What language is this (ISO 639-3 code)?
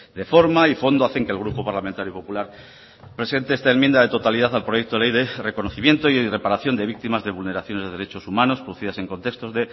spa